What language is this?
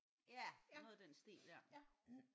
Danish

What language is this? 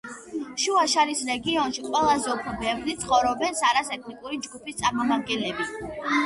Georgian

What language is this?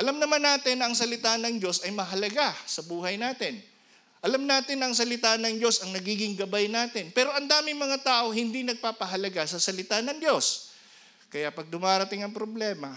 Filipino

